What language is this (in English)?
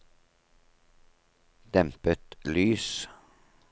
Norwegian